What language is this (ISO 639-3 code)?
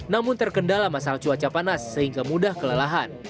ind